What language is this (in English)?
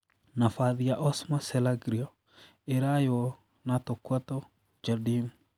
Kikuyu